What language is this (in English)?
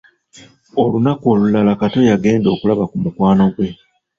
Ganda